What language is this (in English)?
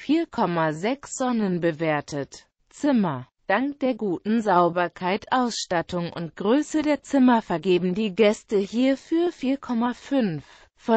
German